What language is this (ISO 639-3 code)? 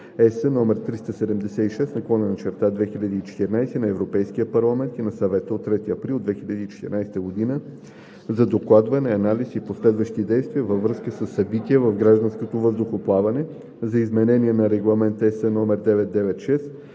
bul